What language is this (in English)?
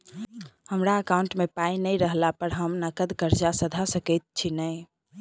Maithili